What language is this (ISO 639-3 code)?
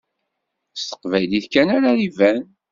kab